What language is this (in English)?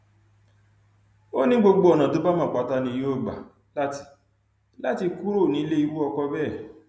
Yoruba